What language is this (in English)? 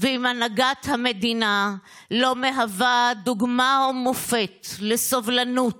Hebrew